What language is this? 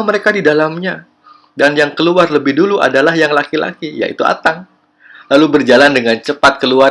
Indonesian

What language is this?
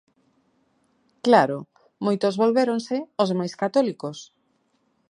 Galician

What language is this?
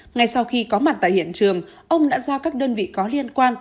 Vietnamese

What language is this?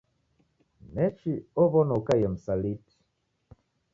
Taita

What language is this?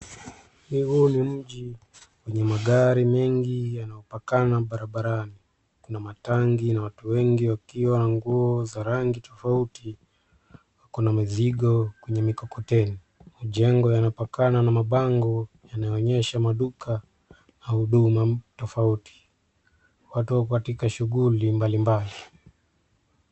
Swahili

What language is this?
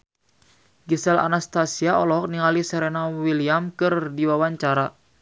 Sundanese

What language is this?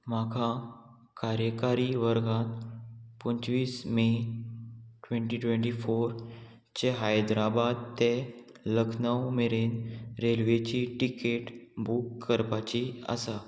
Konkani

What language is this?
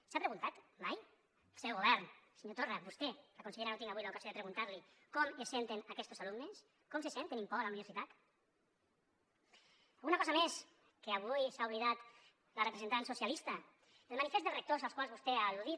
Catalan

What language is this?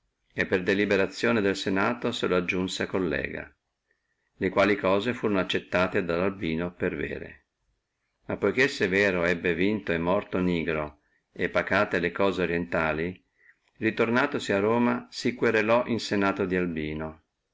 Italian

